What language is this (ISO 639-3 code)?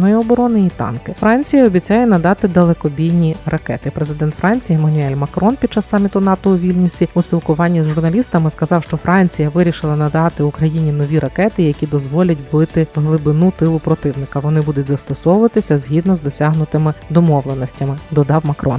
ukr